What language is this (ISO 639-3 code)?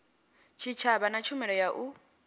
ven